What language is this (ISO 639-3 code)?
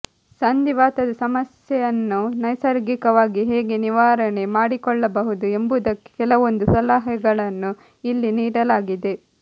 kan